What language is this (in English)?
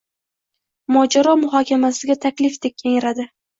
Uzbek